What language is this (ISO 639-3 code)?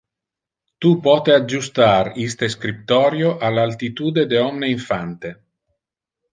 ina